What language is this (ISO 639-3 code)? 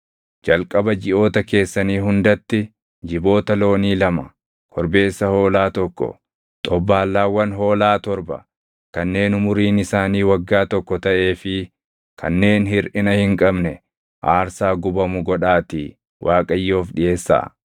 orm